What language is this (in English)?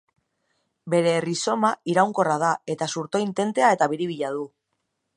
Basque